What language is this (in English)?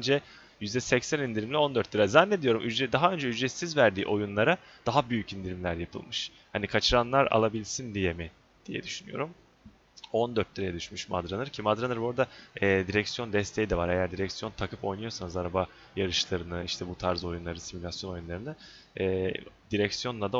Turkish